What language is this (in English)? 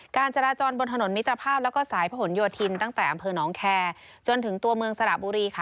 Thai